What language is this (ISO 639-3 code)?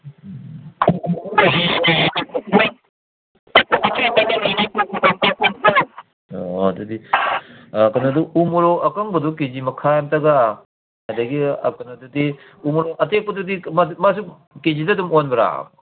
mni